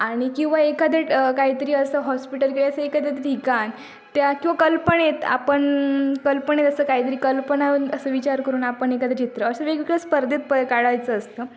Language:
Marathi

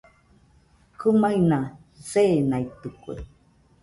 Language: Nüpode Huitoto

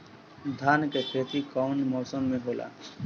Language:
Bhojpuri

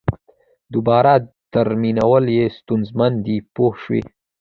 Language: Pashto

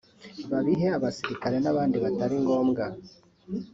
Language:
Kinyarwanda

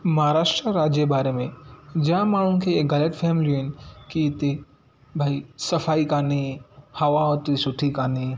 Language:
Sindhi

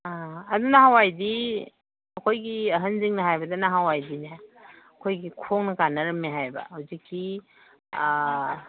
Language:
Manipuri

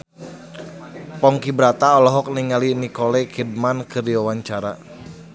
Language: Sundanese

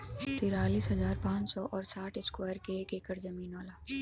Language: Bhojpuri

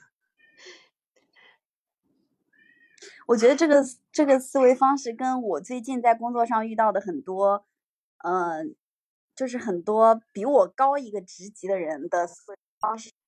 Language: Chinese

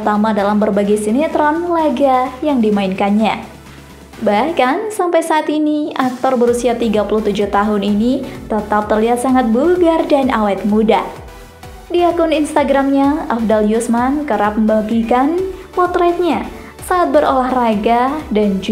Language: Indonesian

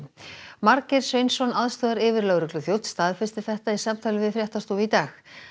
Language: Icelandic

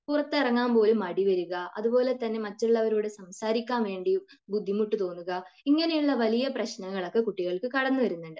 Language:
Malayalam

